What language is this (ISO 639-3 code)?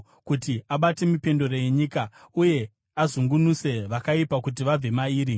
sna